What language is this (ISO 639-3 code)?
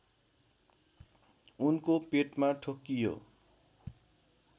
nep